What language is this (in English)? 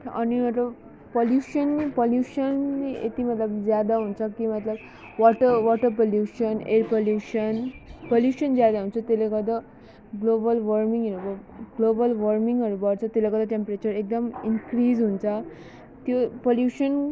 Nepali